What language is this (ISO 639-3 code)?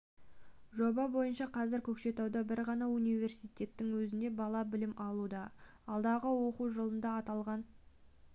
kaz